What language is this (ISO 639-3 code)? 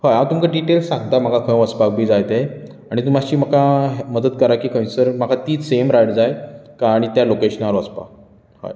kok